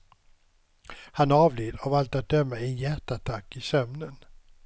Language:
Swedish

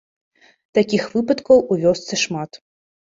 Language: Belarusian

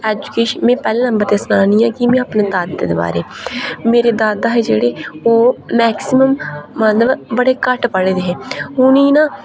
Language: Dogri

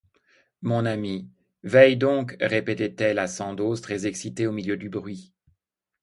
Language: French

